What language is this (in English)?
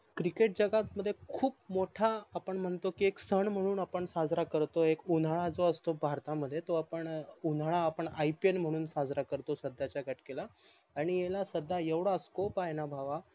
Marathi